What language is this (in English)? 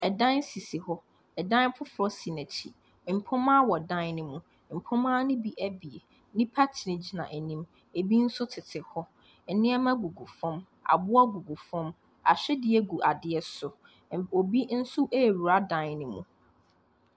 Akan